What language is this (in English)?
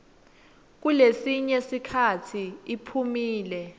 Swati